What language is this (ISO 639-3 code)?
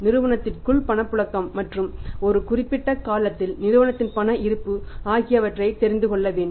tam